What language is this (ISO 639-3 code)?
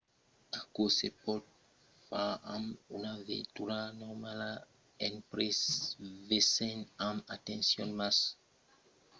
oci